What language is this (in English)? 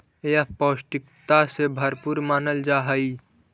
Magahi